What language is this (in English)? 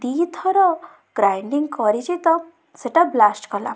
Odia